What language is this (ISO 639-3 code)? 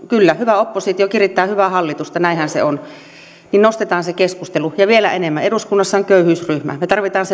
fin